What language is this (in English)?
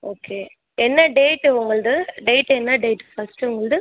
Tamil